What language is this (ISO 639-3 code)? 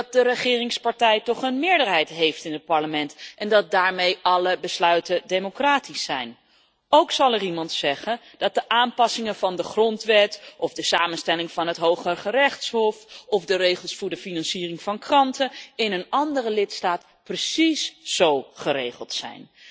nld